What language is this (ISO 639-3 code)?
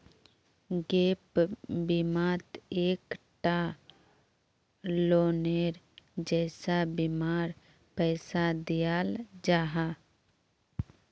mag